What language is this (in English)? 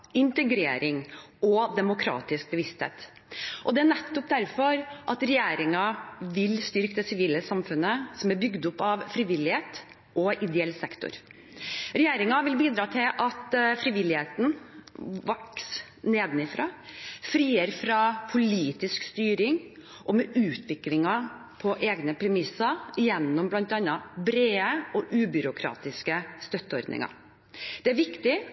Norwegian Bokmål